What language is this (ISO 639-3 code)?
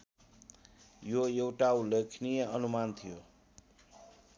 nep